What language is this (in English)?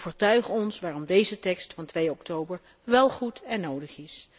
Dutch